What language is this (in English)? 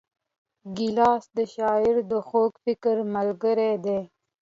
Pashto